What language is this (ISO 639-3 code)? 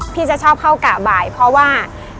tha